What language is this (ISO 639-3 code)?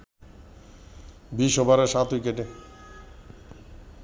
ben